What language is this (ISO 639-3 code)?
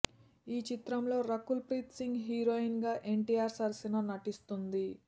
tel